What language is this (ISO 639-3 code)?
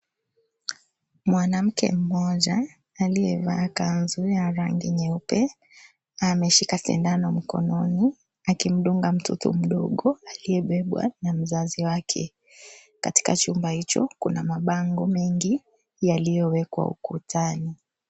swa